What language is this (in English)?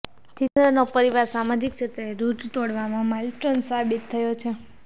Gujarati